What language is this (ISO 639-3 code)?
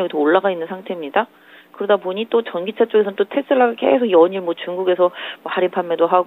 kor